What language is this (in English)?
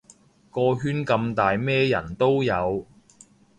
Cantonese